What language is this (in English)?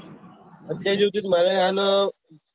Gujarati